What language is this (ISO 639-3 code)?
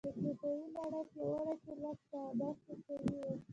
pus